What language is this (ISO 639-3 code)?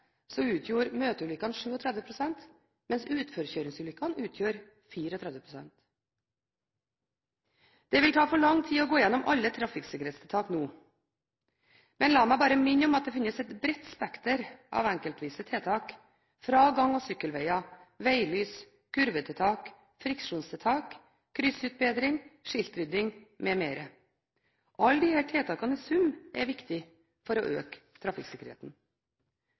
nob